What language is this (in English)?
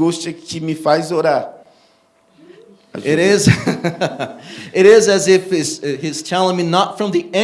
Portuguese